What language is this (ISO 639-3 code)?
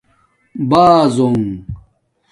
dmk